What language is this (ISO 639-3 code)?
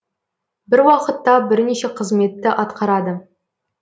kaz